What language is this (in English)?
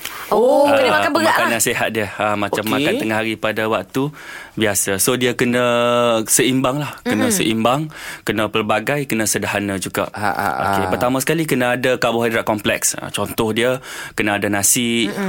Malay